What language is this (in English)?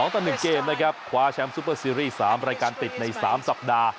Thai